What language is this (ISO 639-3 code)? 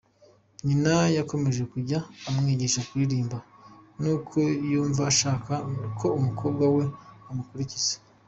kin